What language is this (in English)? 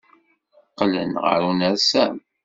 Kabyle